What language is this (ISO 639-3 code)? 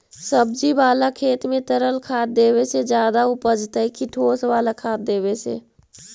mag